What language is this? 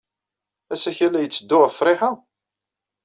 Kabyle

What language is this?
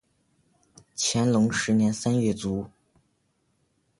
Chinese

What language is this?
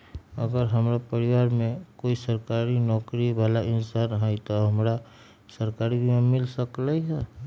Magahi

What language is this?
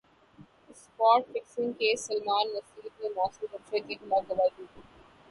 Urdu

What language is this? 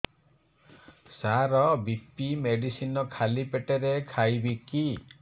Odia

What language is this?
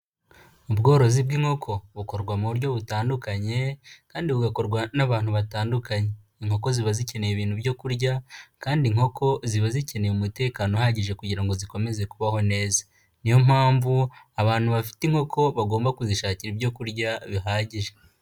Kinyarwanda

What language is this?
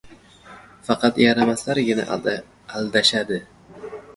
Uzbek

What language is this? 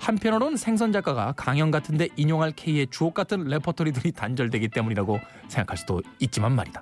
Korean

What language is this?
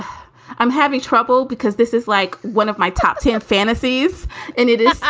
English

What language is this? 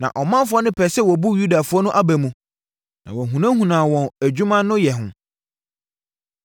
Akan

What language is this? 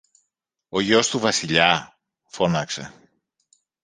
Greek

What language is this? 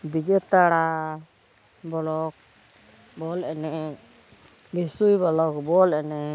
Santali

